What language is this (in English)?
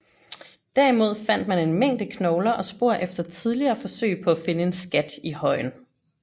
Danish